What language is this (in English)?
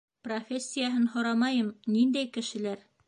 Bashkir